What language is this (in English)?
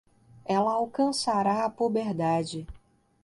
Portuguese